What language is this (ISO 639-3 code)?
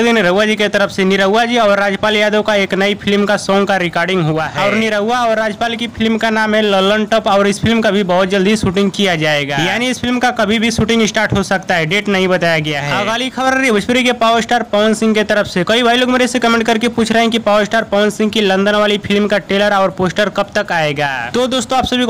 hin